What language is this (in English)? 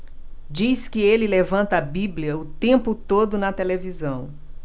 Portuguese